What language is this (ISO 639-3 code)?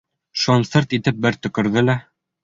bak